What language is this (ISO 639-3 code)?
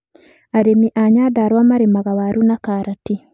kik